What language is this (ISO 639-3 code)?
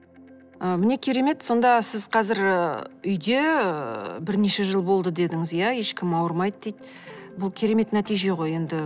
kaz